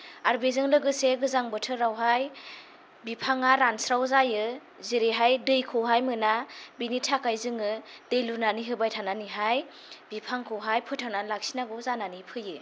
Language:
Bodo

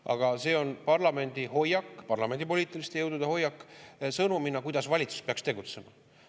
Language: Estonian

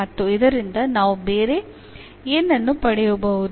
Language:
Kannada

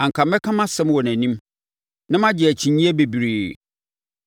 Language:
Akan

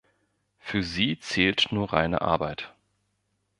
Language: German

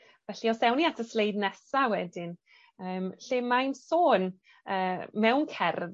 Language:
Welsh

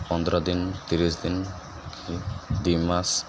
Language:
Odia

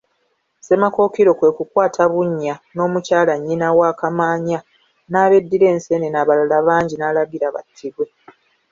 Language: Ganda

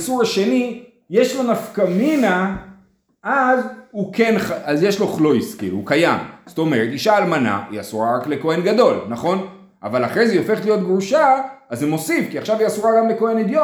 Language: Hebrew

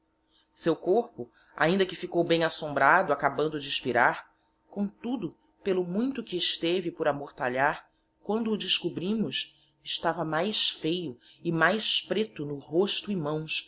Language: Portuguese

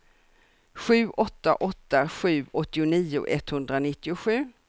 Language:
Swedish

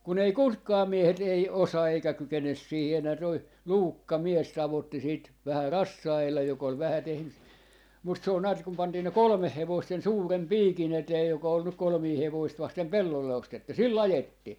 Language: Finnish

